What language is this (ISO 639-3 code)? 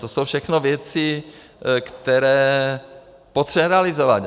ces